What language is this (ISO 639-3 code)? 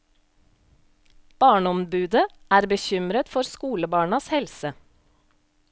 nor